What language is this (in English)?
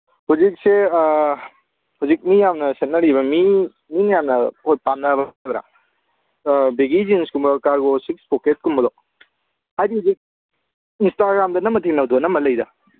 Manipuri